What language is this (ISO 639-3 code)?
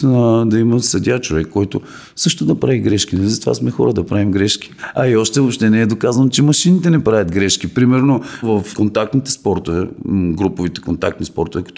bul